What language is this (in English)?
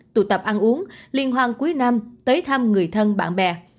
Vietnamese